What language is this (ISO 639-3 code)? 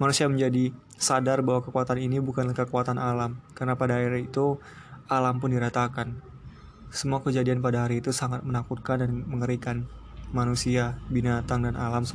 ind